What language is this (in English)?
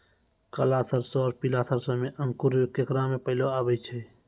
Maithili